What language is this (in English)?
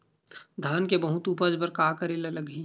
Chhattisgarhi